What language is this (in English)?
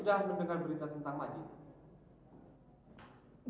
Indonesian